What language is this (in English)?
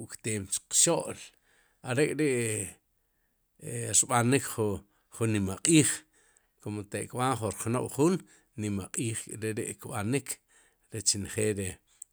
Sipacapense